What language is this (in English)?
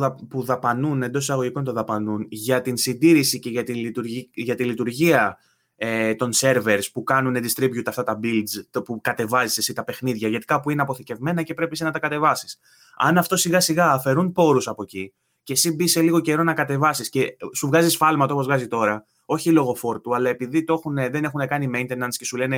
Greek